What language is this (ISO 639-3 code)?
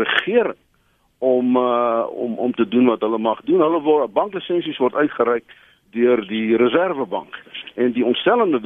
nld